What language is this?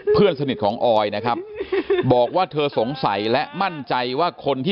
Thai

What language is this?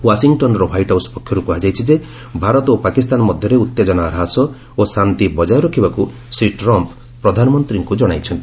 Odia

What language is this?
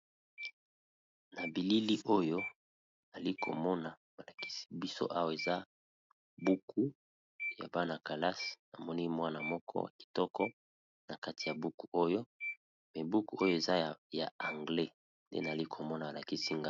Lingala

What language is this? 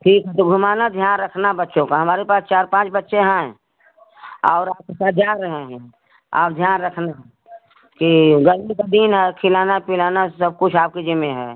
Hindi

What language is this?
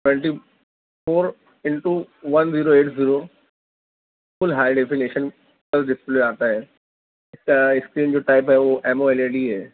Urdu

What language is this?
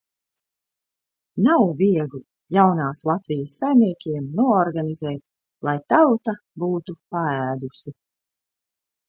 Latvian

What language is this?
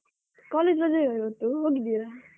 Kannada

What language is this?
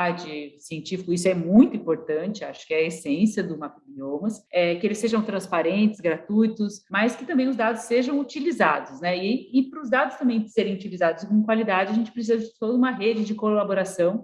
Portuguese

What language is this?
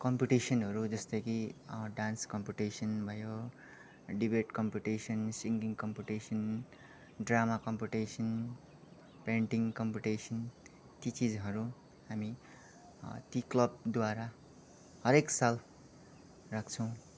Nepali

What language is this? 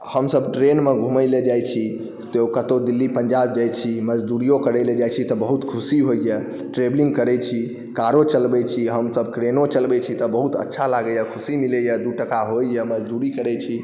Maithili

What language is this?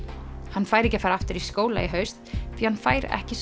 Icelandic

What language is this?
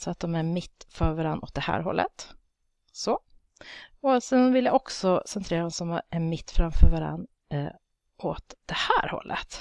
Swedish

